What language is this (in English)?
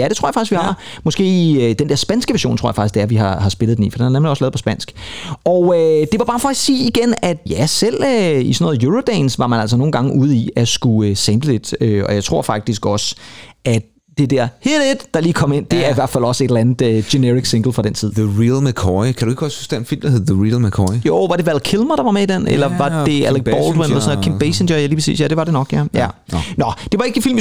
Danish